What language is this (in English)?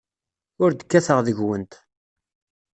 Kabyle